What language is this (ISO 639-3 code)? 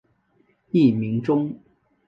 zho